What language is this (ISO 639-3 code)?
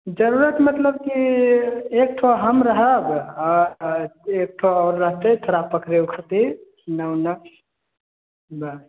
mai